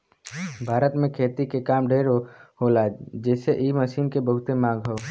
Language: Bhojpuri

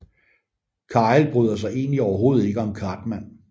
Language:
Danish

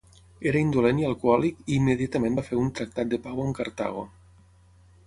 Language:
Catalan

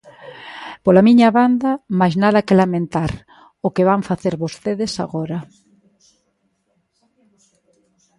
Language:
Galician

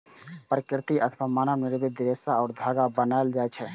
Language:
Maithili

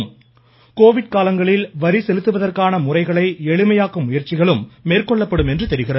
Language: Tamil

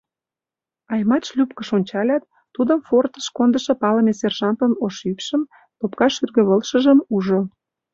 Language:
Mari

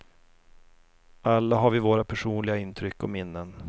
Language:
Swedish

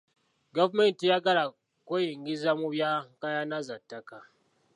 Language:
Ganda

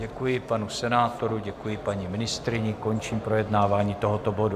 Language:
Czech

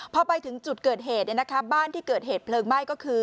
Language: Thai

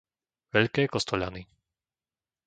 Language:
Slovak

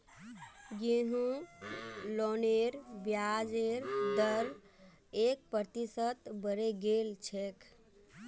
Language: Magahi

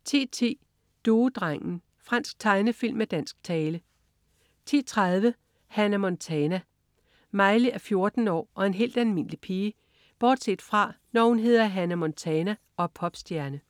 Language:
Danish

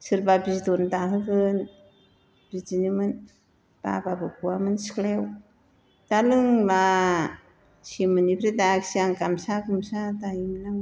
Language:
Bodo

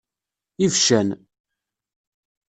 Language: Kabyle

